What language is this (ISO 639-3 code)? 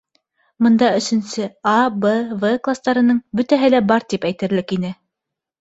bak